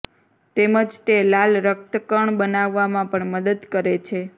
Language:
Gujarati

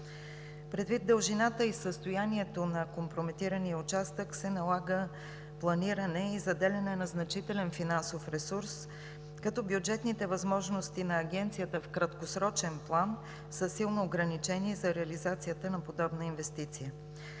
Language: Bulgarian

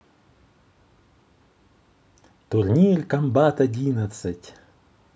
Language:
Russian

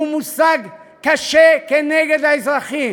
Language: Hebrew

